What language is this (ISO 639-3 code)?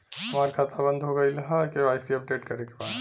bho